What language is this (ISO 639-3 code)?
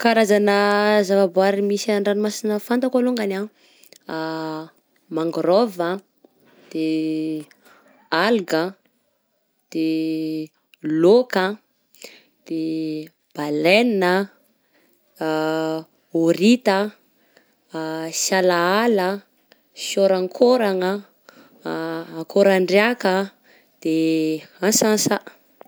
bzc